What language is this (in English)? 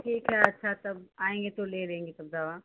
Hindi